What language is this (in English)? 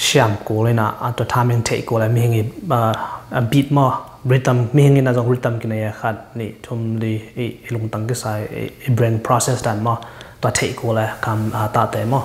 Thai